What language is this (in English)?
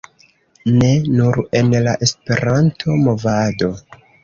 Esperanto